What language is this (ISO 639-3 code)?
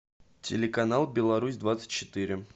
rus